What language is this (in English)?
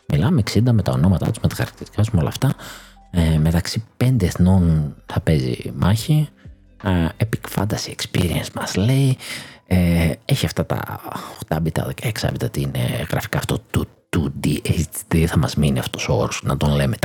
Greek